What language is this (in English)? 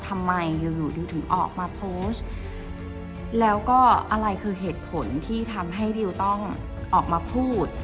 Thai